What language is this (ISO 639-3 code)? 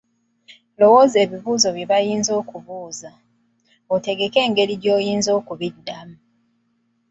lug